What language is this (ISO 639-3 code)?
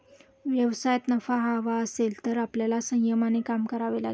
mar